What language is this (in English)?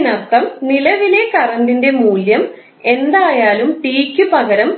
Malayalam